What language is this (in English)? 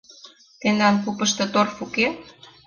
Mari